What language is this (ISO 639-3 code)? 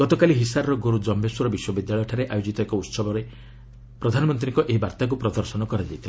ori